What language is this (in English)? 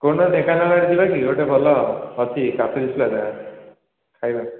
Odia